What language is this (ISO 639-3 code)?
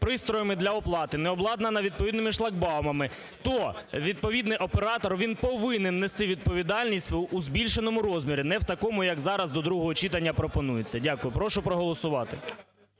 ukr